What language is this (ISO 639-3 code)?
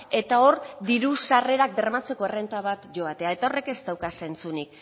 eus